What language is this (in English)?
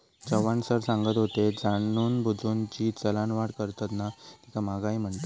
Marathi